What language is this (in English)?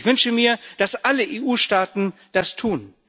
German